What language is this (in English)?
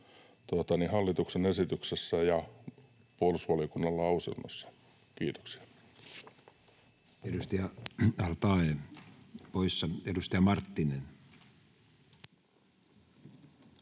Finnish